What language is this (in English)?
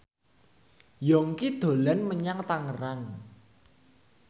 Javanese